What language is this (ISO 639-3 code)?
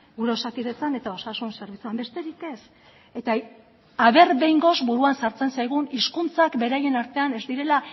eus